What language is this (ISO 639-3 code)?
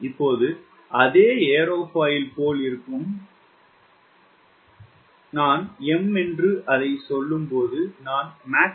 tam